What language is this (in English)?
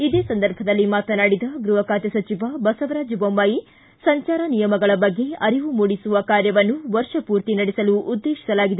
Kannada